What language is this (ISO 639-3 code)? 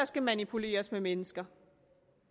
dan